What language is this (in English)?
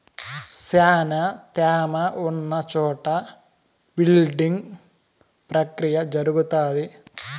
Telugu